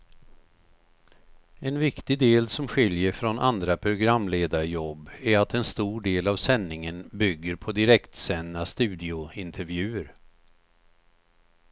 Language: Swedish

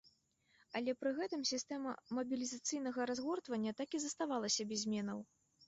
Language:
Belarusian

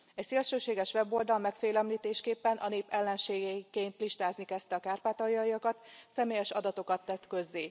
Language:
Hungarian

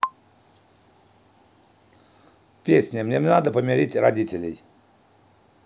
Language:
Russian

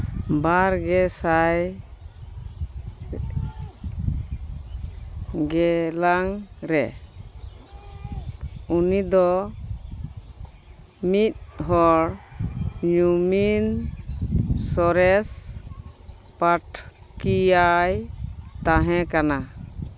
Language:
Santali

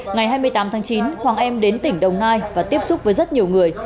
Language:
Vietnamese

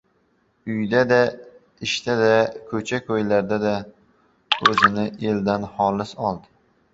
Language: Uzbek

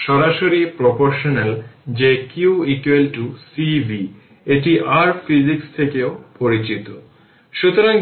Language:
Bangla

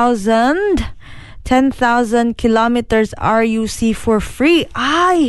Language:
Filipino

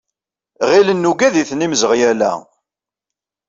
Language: Kabyle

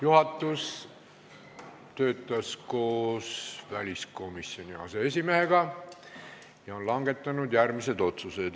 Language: Estonian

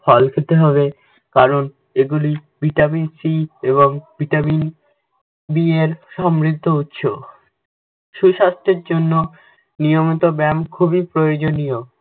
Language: Bangla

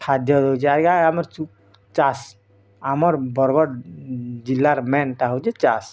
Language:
Odia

